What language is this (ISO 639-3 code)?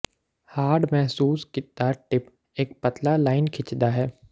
pan